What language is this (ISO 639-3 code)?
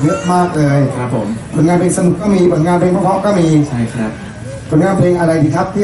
tha